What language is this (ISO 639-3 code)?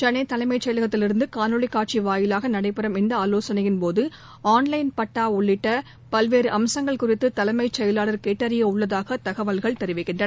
tam